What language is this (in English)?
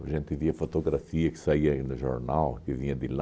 Portuguese